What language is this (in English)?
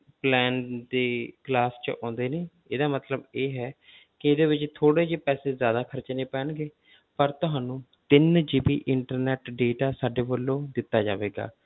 Punjabi